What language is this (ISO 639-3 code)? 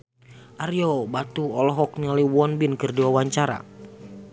sun